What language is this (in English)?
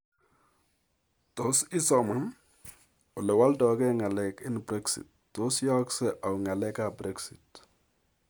Kalenjin